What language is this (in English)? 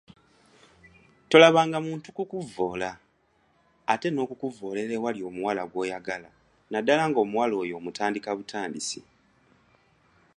Ganda